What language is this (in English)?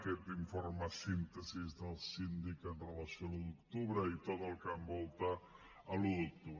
Catalan